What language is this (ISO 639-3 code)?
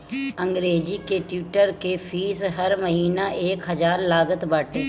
bho